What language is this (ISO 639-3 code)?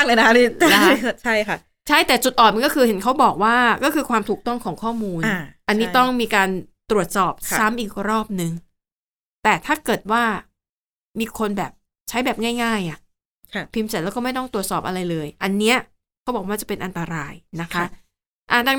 tha